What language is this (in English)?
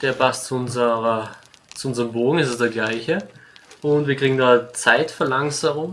German